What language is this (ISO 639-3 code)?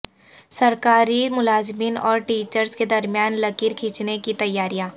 urd